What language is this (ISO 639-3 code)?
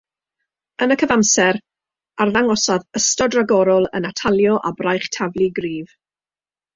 cym